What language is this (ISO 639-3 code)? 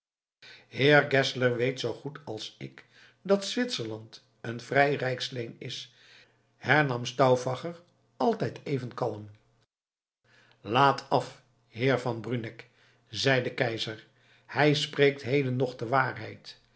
nld